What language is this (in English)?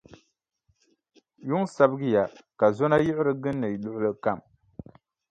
Dagbani